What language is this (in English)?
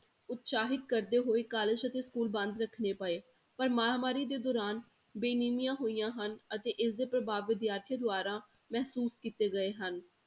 Punjabi